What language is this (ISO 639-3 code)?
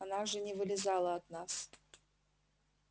rus